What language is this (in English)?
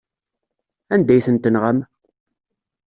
Kabyle